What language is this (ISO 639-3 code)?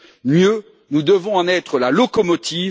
fra